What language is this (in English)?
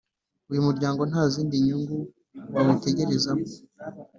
Kinyarwanda